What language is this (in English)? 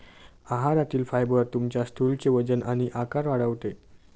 Marathi